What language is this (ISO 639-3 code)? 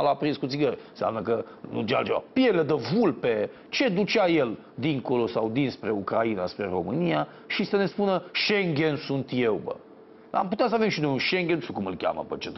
ron